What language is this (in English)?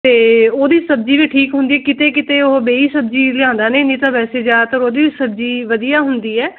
Punjabi